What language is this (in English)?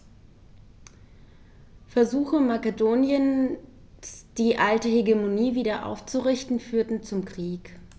German